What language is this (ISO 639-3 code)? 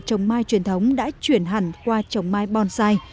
vie